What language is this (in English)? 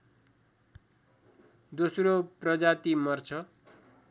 Nepali